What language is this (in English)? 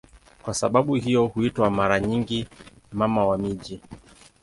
Swahili